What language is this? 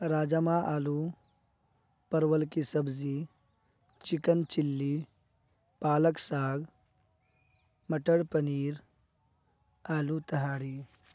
Urdu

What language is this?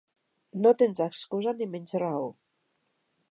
Catalan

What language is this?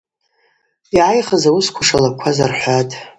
Abaza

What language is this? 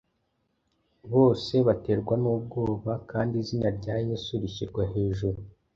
Kinyarwanda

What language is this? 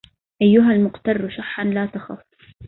Arabic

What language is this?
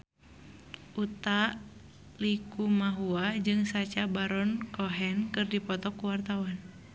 Sundanese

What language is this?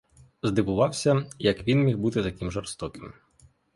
Ukrainian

